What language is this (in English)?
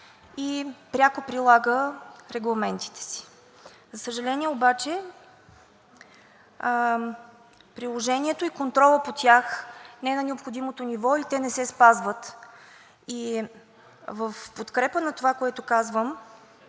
Bulgarian